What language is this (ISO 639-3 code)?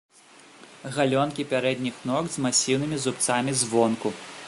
bel